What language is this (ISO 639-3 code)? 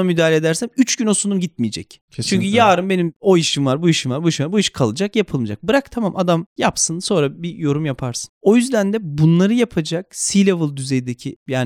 tur